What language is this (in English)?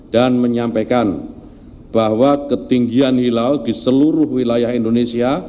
Indonesian